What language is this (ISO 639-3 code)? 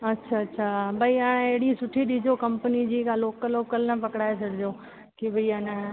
snd